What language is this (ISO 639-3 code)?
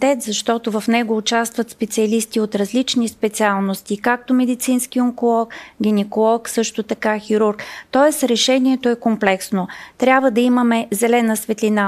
bul